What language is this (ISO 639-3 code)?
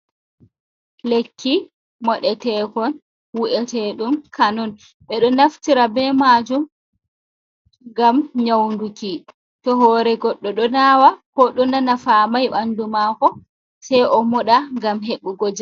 ful